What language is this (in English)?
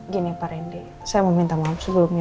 Indonesian